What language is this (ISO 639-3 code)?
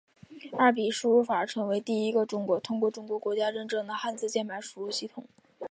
zho